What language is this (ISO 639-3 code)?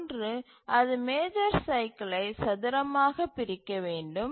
tam